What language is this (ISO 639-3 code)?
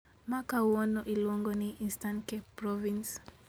luo